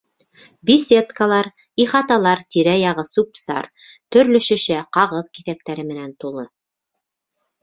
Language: Bashkir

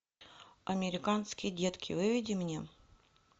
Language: Russian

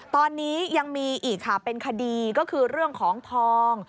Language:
Thai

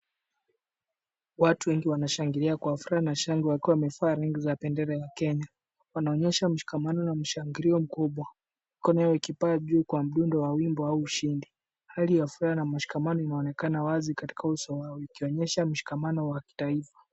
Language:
Swahili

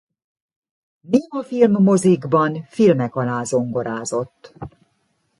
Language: Hungarian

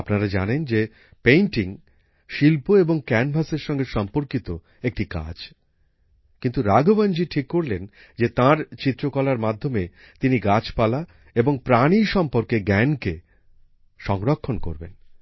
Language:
Bangla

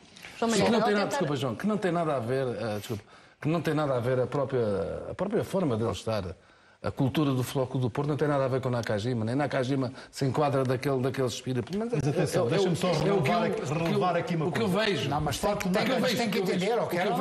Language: Portuguese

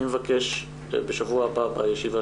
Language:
Hebrew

